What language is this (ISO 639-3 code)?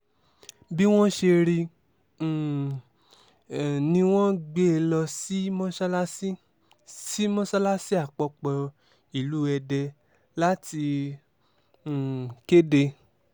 yor